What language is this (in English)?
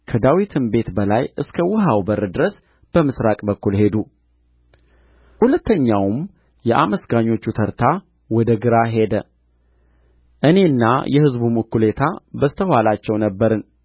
Amharic